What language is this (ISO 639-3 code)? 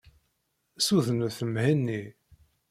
kab